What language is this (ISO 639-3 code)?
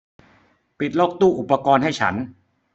tha